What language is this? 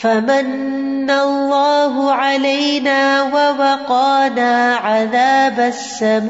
Urdu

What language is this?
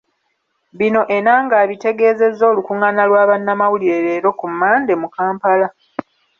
Ganda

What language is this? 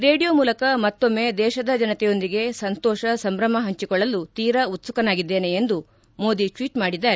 Kannada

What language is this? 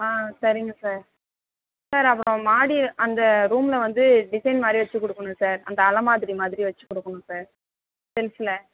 Tamil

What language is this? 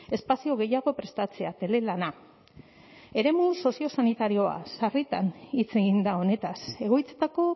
Basque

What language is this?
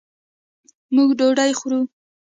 Pashto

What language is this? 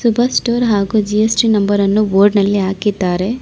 Kannada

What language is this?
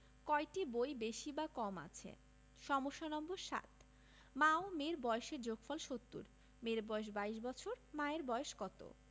Bangla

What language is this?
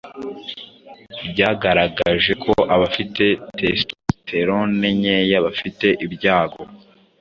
Kinyarwanda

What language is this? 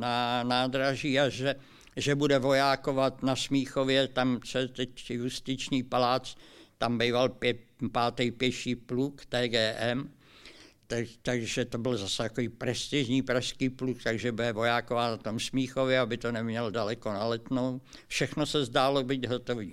Czech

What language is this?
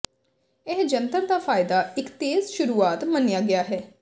Punjabi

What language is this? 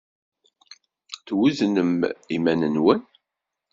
Kabyle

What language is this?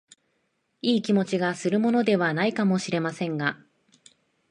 Japanese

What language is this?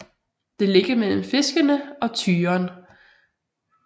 Danish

